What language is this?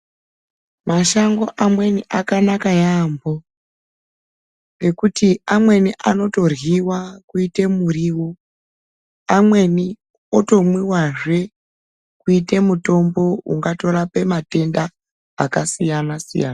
Ndau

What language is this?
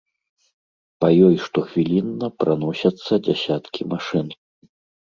Belarusian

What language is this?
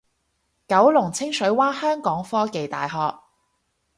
Cantonese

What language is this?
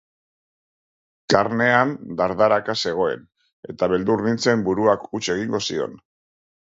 Basque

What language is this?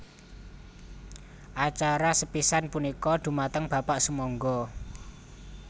Javanese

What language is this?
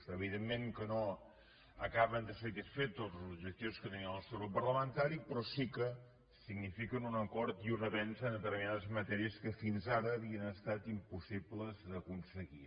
Catalan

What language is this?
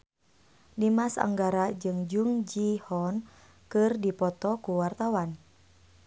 Sundanese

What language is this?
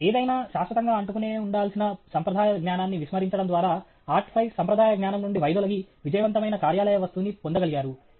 Telugu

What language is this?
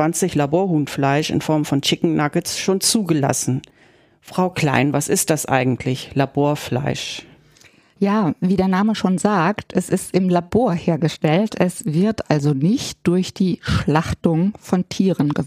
German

